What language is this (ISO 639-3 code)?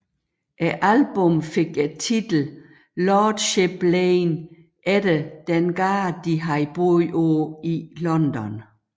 dan